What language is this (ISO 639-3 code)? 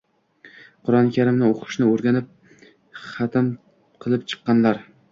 uzb